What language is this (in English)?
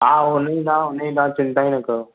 Sindhi